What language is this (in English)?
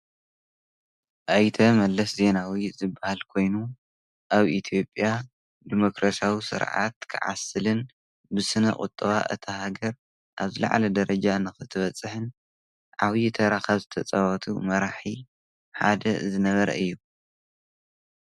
Tigrinya